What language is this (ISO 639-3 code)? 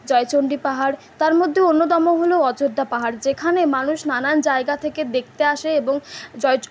ben